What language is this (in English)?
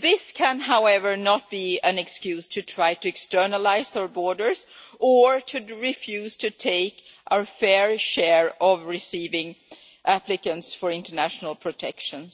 English